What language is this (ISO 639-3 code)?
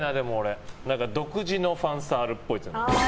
jpn